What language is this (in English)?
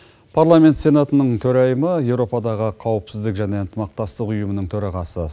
Kazakh